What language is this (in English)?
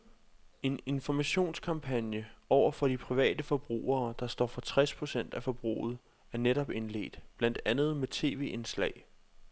Danish